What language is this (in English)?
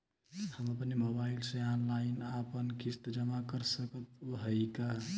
Bhojpuri